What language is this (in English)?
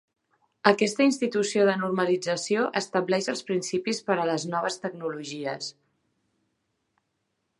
Catalan